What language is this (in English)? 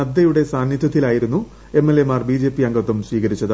Malayalam